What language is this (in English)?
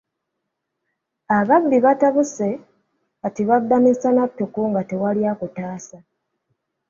Ganda